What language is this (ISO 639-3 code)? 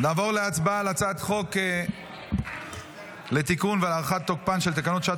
heb